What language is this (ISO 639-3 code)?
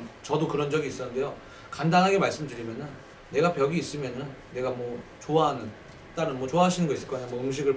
kor